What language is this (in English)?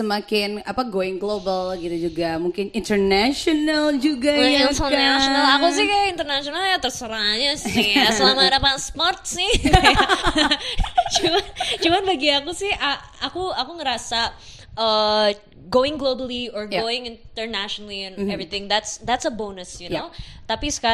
Indonesian